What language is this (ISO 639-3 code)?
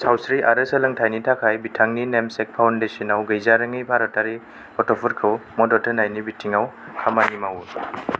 brx